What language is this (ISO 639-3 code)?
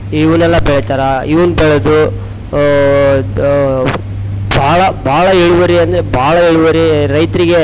kan